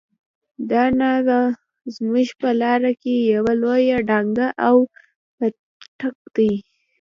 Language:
Pashto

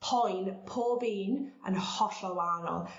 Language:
Welsh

